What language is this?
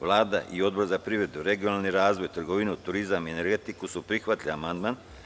Serbian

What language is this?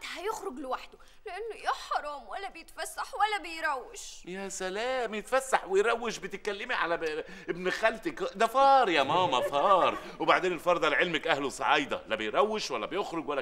Arabic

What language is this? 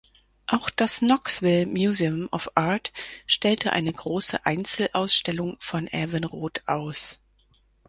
German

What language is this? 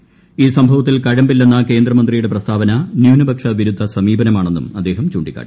Malayalam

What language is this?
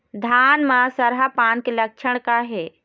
Chhattisgarhi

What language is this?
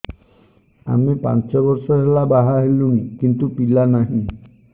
Odia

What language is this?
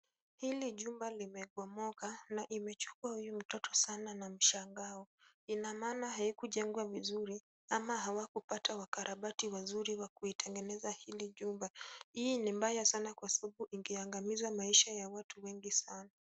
Swahili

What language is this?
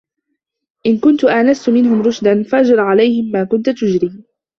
Arabic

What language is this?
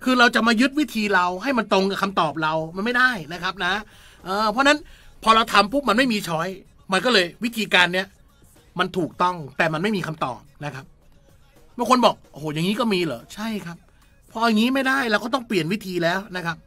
Thai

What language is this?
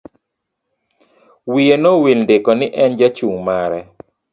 Luo (Kenya and Tanzania)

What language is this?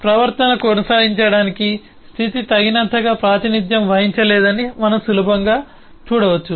Telugu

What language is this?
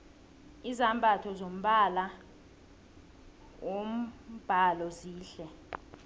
South Ndebele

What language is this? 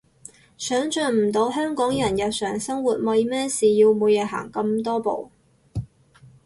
Cantonese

